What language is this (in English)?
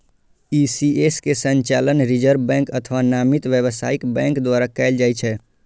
Maithili